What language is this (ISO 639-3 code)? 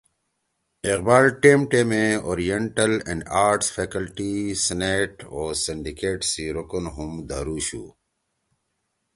trw